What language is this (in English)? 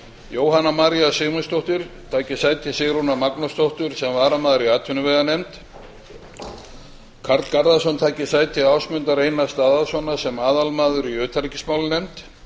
Icelandic